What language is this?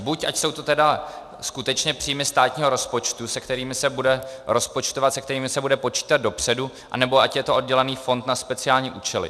Czech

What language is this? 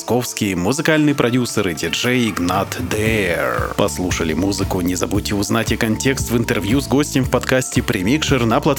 Russian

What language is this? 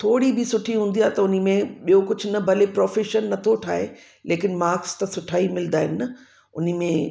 Sindhi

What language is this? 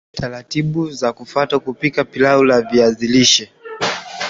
Swahili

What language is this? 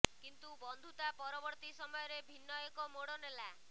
Odia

